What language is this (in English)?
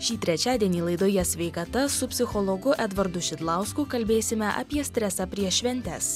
Lithuanian